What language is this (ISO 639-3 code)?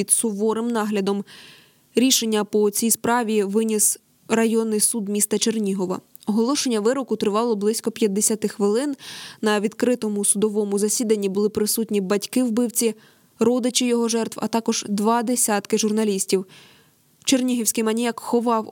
ukr